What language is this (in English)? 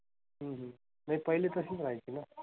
Marathi